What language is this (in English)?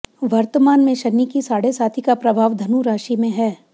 Hindi